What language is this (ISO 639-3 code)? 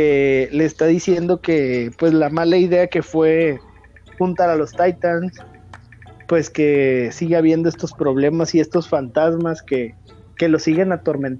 spa